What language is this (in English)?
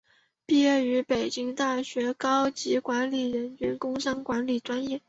Chinese